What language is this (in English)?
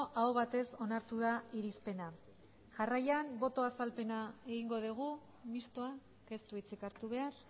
Basque